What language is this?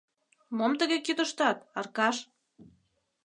Mari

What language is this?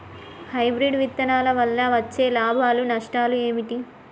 Telugu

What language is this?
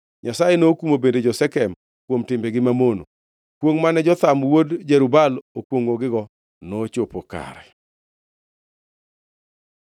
Luo (Kenya and Tanzania)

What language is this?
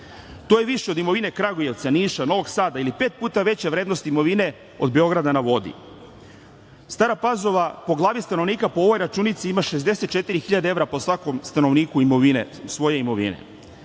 Serbian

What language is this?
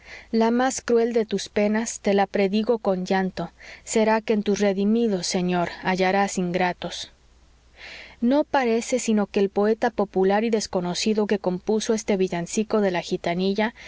Spanish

